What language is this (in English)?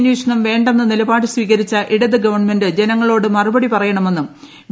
Malayalam